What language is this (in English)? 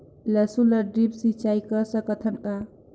Chhattisgarhi